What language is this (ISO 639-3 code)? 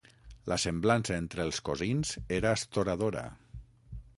cat